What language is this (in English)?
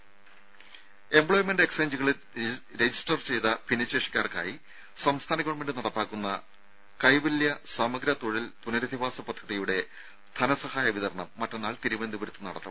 Malayalam